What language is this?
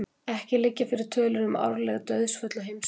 Icelandic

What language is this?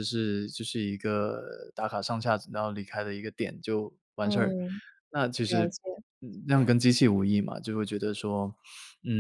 Chinese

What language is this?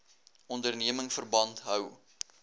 Afrikaans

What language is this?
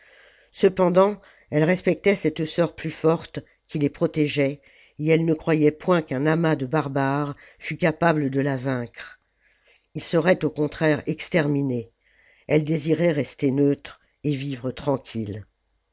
French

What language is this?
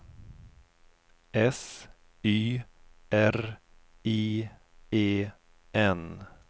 Swedish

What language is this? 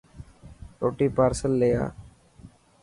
Dhatki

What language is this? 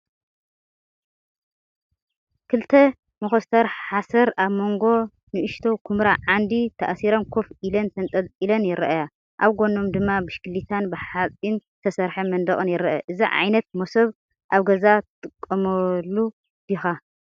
Tigrinya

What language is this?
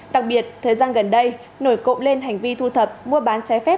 Vietnamese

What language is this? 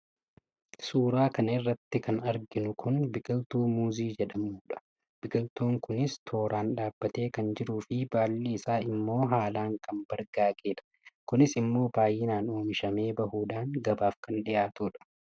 Oromo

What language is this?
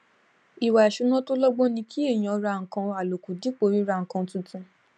Yoruba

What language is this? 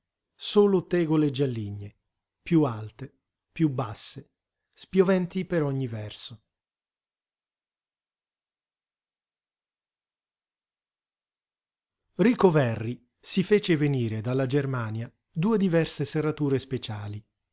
Italian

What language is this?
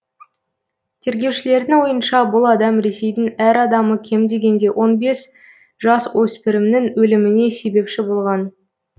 Kazakh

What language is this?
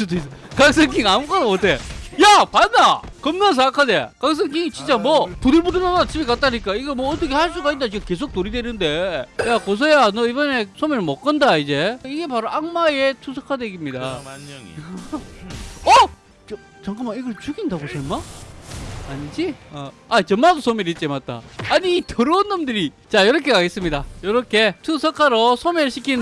Korean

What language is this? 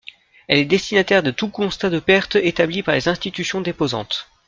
French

